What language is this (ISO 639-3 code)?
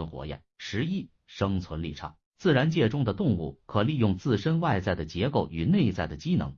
zho